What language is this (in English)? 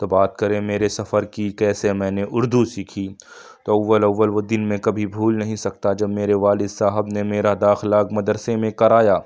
Urdu